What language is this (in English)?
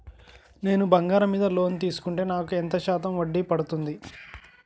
Telugu